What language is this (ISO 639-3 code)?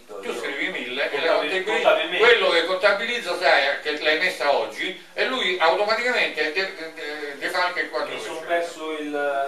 ita